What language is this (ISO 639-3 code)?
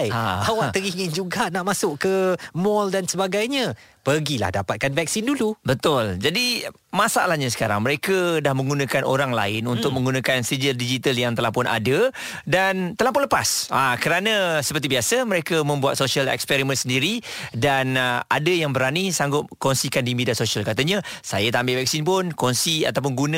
msa